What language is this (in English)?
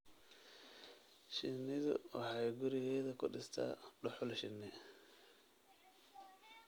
Somali